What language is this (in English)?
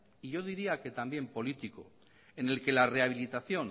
Spanish